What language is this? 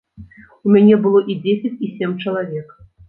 Belarusian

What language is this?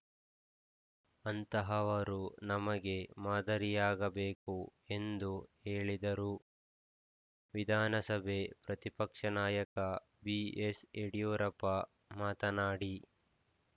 Kannada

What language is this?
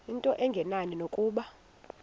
Xhosa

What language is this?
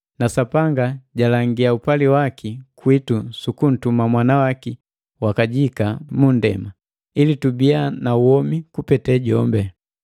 Matengo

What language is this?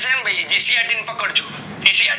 Gujarati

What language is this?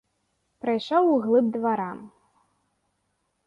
Belarusian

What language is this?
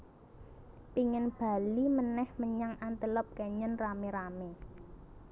Javanese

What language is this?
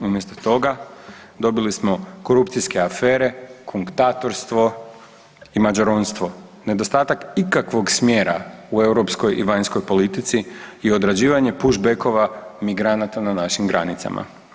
Croatian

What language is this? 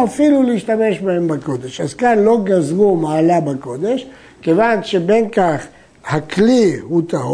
Hebrew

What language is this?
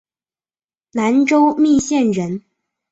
Chinese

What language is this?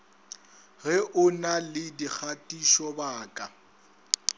Northern Sotho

